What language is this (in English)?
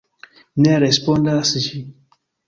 Esperanto